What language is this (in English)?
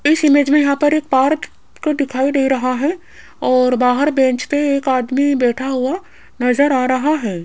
Hindi